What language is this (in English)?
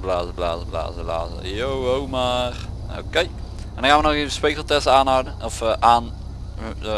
Dutch